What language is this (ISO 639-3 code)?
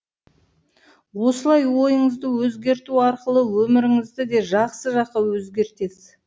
kaz